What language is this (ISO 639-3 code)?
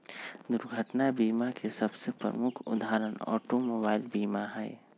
mag